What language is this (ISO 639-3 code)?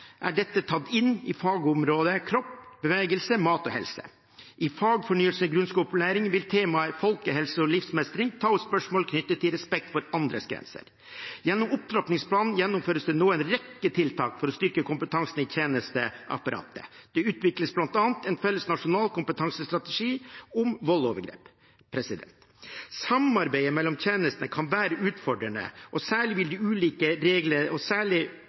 nob